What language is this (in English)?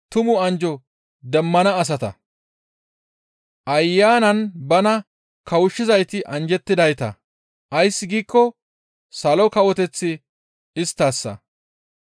Gamo